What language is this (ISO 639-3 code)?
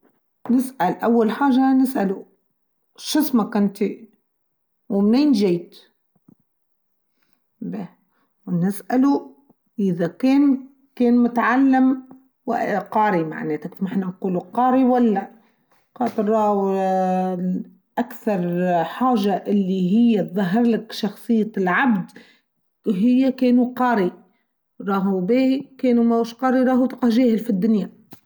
aeb